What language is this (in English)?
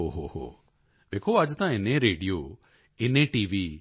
Punjabi